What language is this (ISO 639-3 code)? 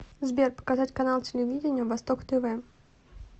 rus